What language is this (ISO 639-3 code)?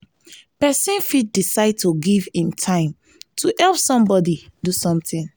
pcm